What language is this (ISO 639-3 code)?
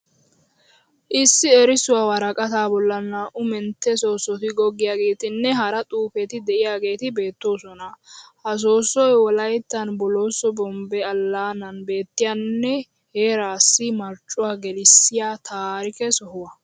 wal